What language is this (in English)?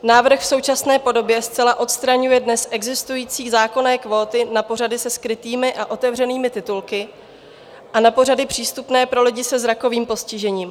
Czech